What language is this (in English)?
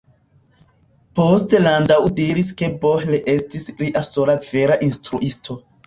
Esperanto